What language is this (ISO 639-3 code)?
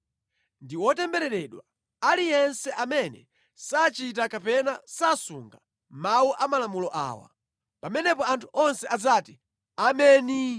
nya